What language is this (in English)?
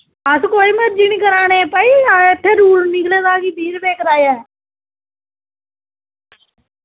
Dogri